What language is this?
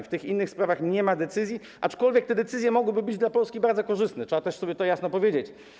Polish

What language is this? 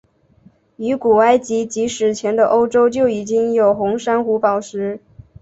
Chinese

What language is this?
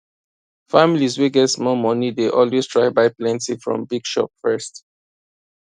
Nigerian Pidgin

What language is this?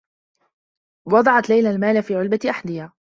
Arabic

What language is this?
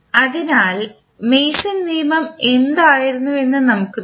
Malayalam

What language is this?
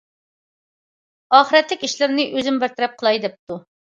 Uyghur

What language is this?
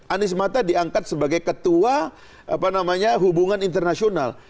Indonesian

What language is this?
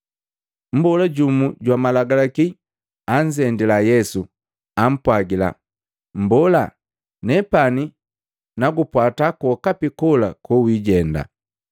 Matengo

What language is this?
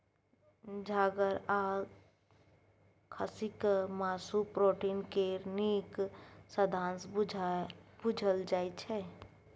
Maithili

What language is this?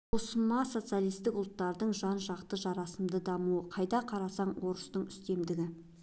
Kazakh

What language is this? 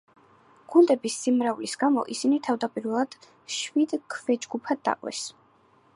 Georgian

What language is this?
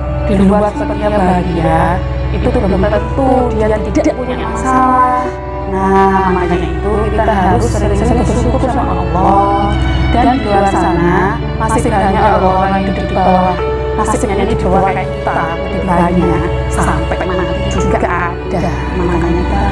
Indonesian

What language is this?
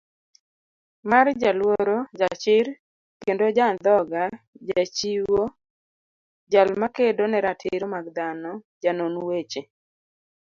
Luo (Kenya and Tanzania)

